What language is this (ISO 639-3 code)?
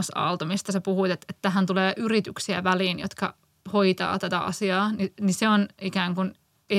fin